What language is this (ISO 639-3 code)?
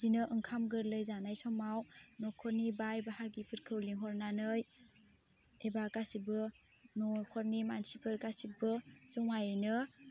brx